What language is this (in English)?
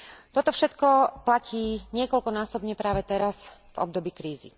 Slovak